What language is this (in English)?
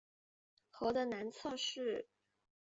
Chinese